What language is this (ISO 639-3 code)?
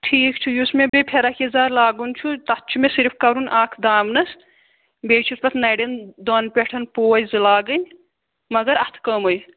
kas